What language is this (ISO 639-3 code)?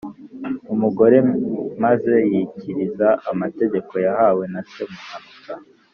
kin